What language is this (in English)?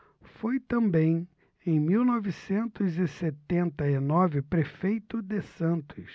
Portuguese